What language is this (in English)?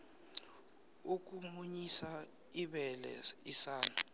South Ndebele